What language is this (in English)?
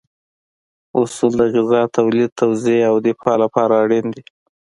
Pashto